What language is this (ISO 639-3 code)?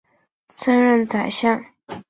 zho